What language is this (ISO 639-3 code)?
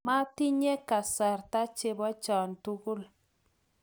kln